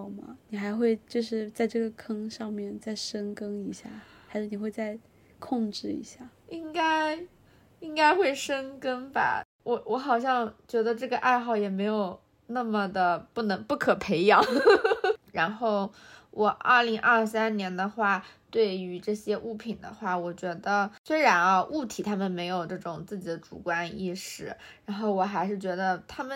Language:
Chinese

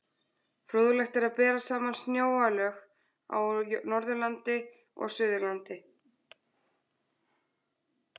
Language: Icelandic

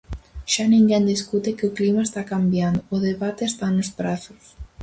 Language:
Galician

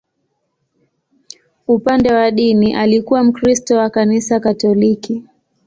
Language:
Swahili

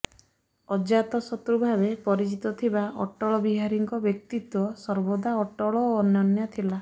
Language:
Odia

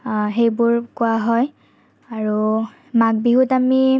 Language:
Assamese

